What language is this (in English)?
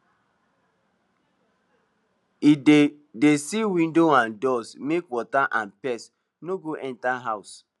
Nigerian Pidgin